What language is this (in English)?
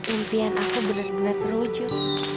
Indonesian